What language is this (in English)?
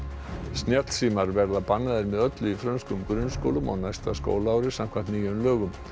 Icelandic